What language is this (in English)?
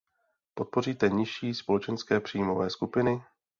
Czech